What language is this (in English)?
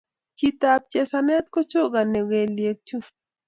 Kalenjin